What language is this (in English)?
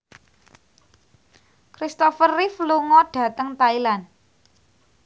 Javanese